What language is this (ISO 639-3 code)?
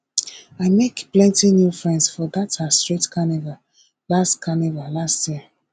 pcm